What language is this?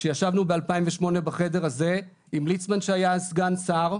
Hebrew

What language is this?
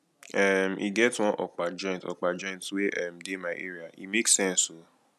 Nigerian Pidgin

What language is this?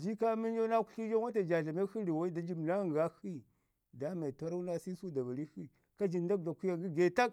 Ngizim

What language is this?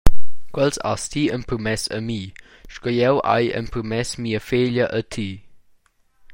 Romansh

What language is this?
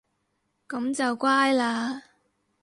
Cantonese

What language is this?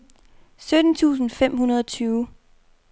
Danish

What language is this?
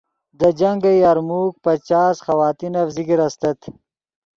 Yidgha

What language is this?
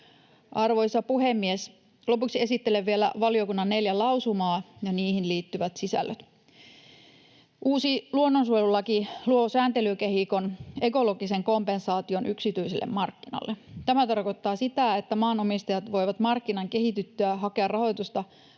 Finnish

